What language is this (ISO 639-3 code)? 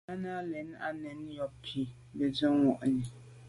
byv